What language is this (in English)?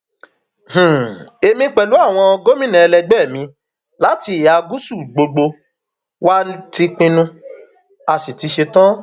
Yoruba